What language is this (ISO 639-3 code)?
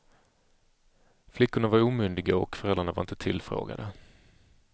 swe